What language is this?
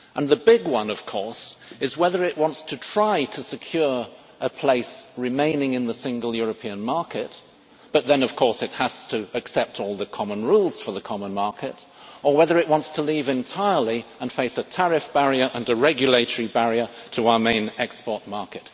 English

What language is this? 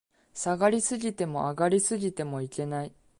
Japanese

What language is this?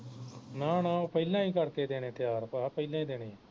Punjabi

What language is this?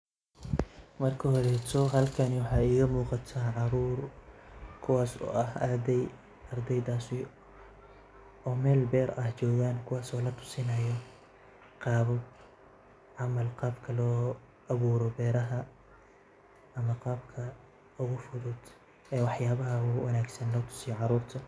Somali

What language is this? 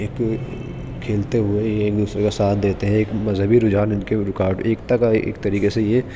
Urdu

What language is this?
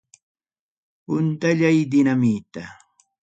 Ayacucho Quechua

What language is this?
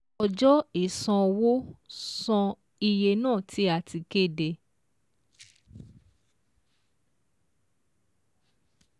Yoruba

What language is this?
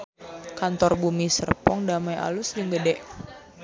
Sundanese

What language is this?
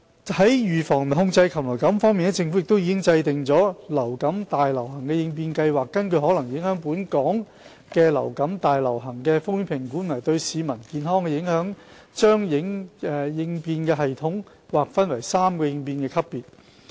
Cantonese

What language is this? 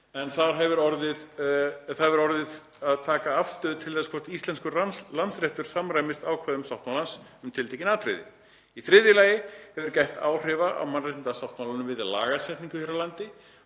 Icelandic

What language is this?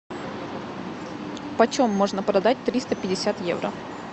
Russian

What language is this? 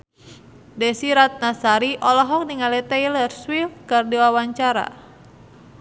Sundanese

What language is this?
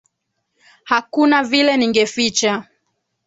Swahili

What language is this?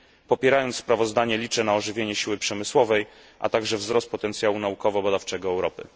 Polish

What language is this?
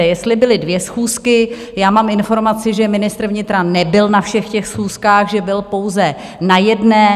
Czech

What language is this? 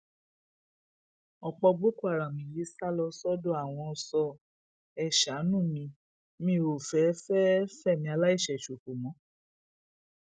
Yoruba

